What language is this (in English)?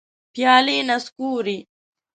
Pashto